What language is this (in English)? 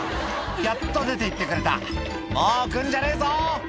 Japanese